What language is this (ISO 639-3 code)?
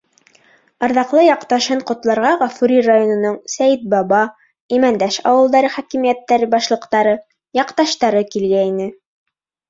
bak